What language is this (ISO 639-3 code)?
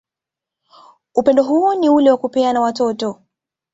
swa